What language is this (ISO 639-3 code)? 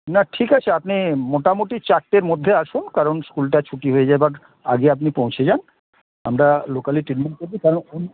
ben